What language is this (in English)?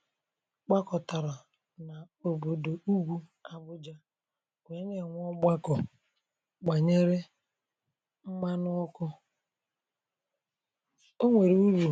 Igbo